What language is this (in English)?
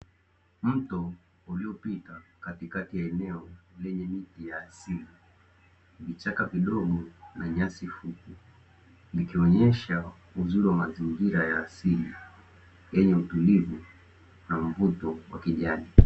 Swahili